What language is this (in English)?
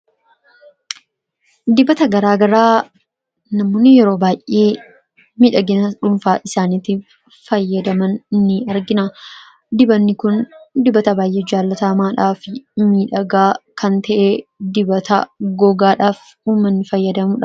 Oromo